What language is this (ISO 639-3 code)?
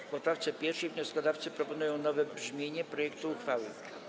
pol